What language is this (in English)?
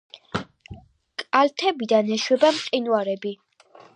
Georgian